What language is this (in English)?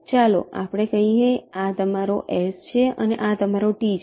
Gujarati